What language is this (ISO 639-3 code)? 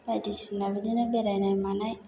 brx